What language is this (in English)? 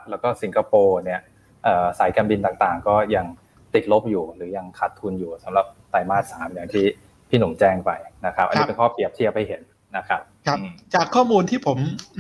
Thai